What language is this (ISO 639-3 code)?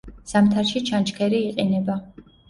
kat